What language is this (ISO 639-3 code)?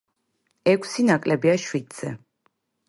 kat